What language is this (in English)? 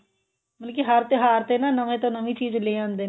Punjabi